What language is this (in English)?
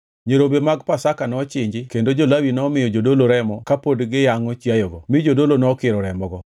Luo (Kenya and Tanzania)